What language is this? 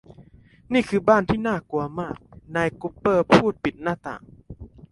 Thai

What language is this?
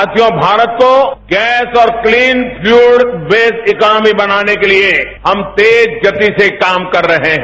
Hindi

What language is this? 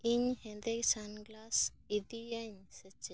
Santali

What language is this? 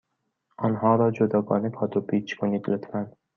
Persian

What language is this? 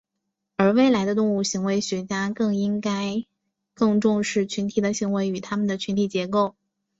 Chinese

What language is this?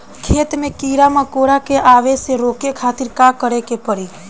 Bhojpuri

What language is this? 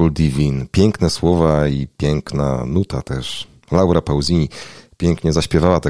Polish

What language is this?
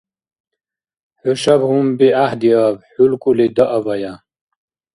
Dargwa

